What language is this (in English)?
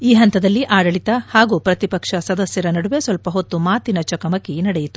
Kannada